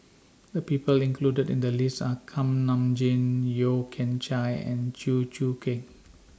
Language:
English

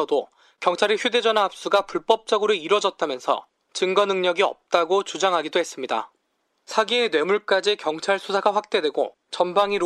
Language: Korean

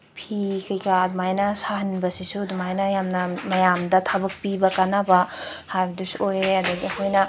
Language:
Manipuri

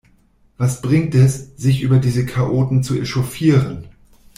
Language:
German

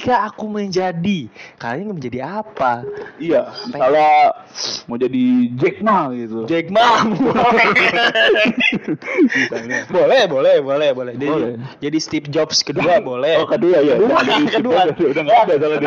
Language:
Indonesian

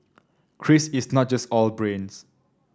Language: English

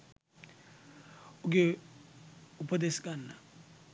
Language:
Sinhala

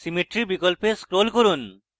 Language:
Bangla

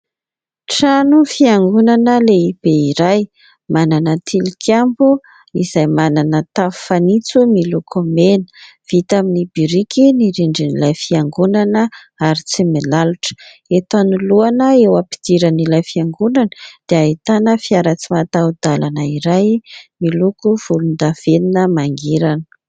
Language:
Malagasy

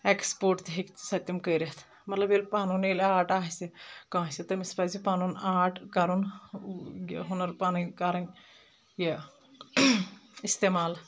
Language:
Kashmiri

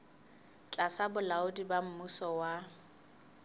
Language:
Southern Sotho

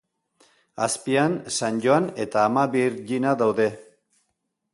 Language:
Basque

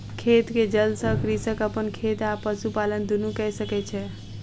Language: Maithili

